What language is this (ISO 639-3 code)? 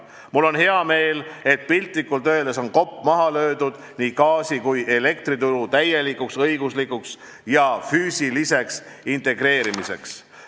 est